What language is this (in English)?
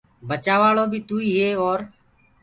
Gurgula